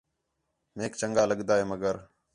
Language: Khetrani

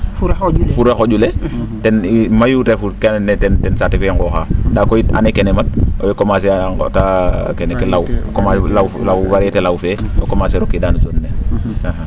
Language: Serer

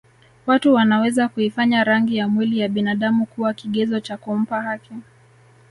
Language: Swahili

